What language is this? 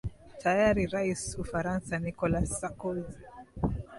Swahili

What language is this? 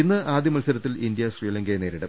Malayalam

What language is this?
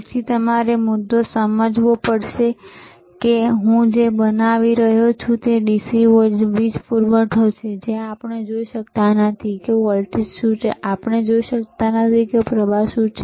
Gujarati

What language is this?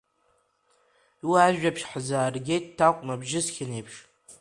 Abkhazian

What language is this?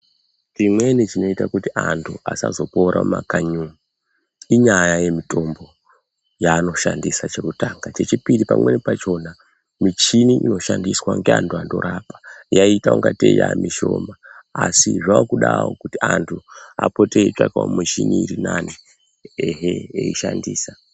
Ndau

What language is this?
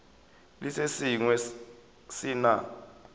Northern Sotho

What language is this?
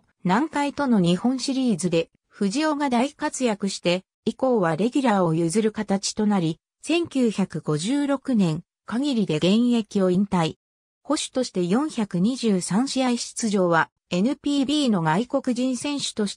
Japanese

